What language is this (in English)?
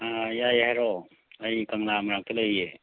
Manipuri